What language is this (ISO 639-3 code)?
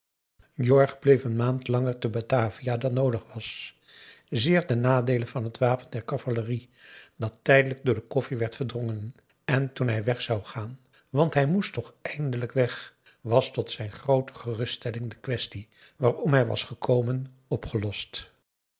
nld